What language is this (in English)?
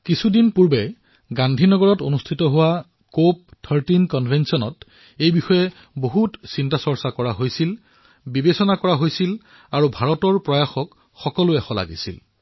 Assamese